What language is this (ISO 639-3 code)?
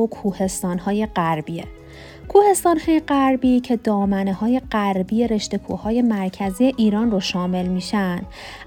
fas